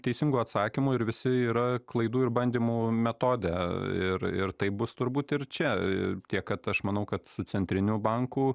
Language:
Lithuanian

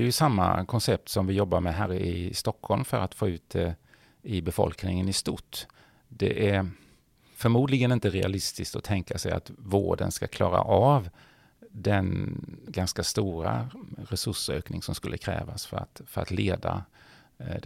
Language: Swedish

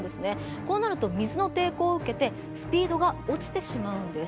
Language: Japanese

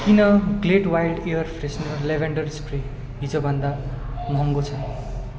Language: Nepali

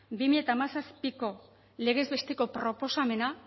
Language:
Basque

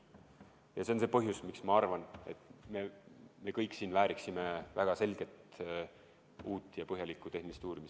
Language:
Estonian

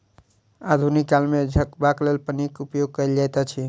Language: Maithili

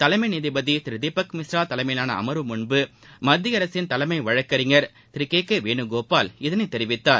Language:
Tamil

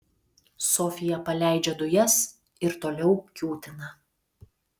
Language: Lithuanian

